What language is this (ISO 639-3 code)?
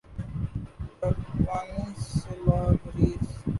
urd